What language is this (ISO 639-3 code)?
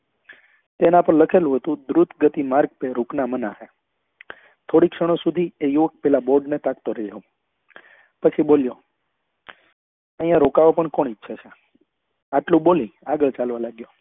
guj